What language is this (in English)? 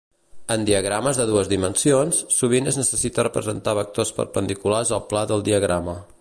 Catalan